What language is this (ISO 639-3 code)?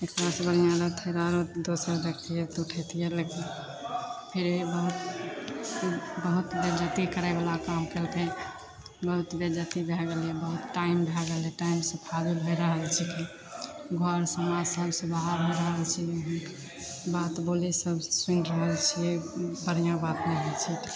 mai